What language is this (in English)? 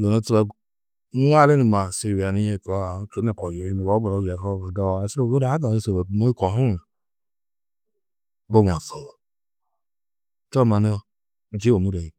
Tedaga